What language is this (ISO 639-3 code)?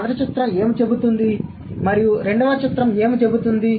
tel